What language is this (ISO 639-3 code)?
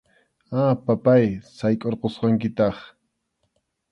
qxu